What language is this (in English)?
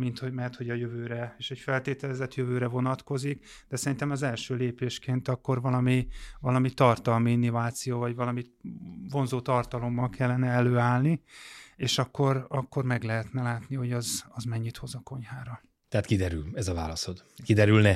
Hungarian